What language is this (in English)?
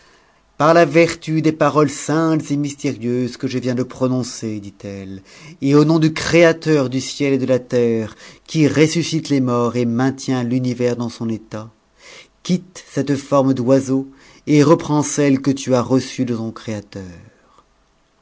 French